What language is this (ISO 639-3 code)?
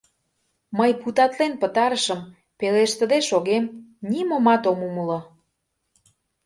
chm